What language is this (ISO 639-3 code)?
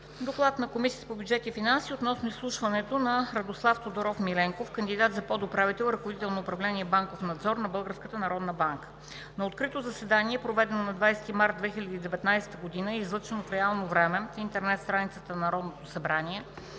bul